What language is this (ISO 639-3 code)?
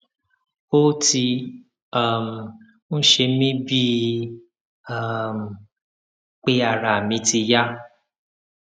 yor